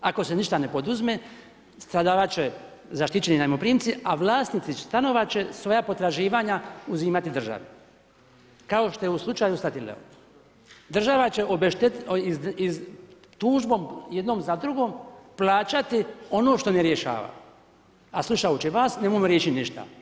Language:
Croatian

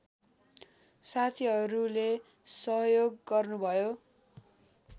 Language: Nepali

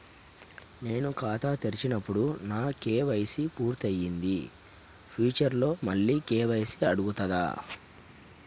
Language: Telugu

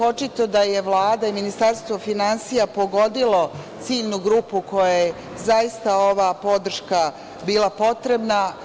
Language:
Serbian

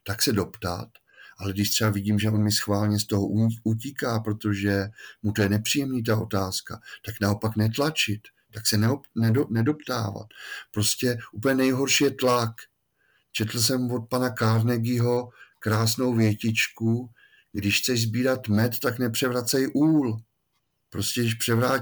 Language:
Czech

